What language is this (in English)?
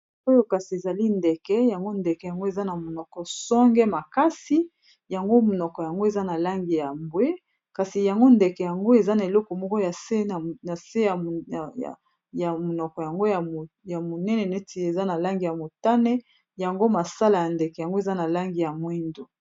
Lingala